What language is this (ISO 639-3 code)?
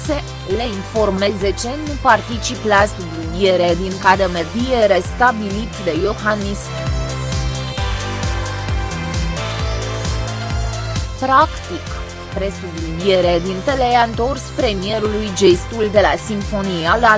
ron